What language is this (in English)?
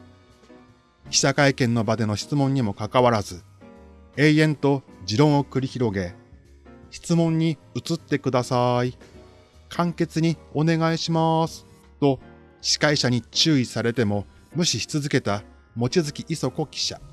Japanese